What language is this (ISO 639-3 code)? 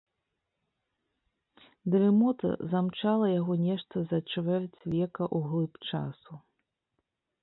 bel